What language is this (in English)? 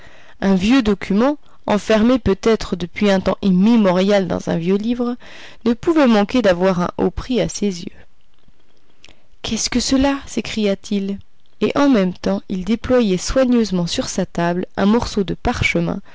French